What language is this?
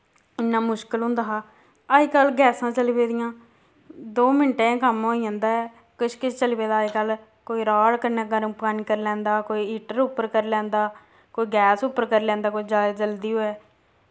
Dogri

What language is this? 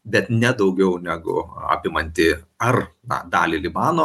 Lithuanian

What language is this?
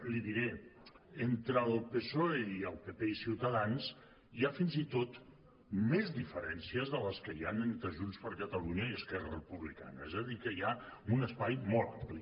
Catalan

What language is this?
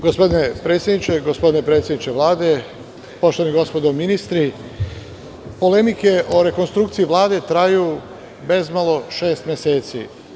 Serbian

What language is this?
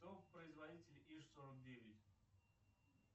Russian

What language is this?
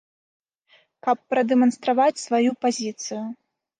Belarusian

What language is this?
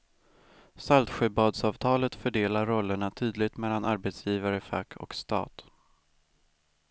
Swedish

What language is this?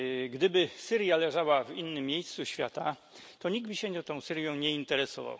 Polish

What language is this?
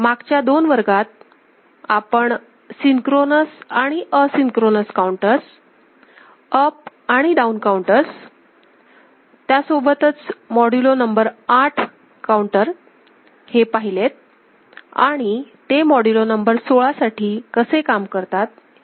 Marathi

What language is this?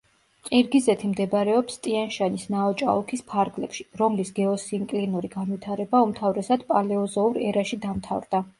Georgian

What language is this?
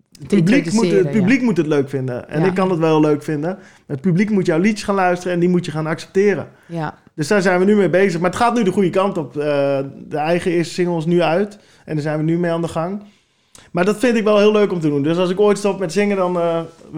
Dutch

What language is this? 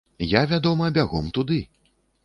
Belarusian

